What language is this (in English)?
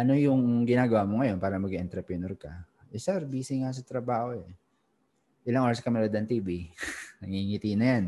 Filipino